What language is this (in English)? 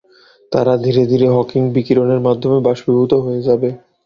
Bangla